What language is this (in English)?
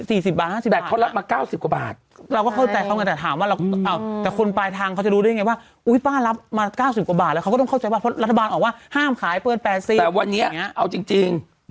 Thai